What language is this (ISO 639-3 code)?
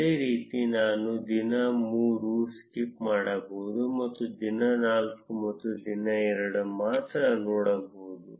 kan